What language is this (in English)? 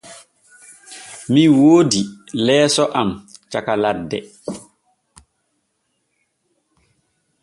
Borgu Fulfulde